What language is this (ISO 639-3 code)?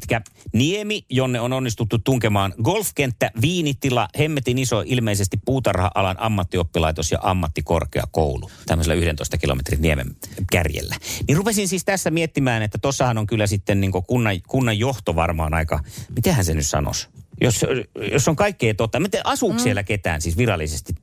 fin